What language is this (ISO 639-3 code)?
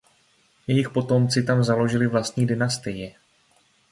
ces